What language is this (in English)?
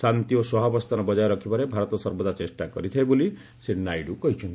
Odia